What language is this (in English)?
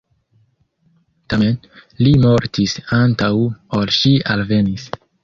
Esperanto